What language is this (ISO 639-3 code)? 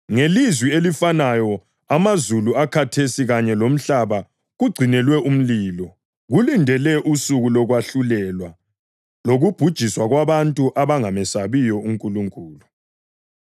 nde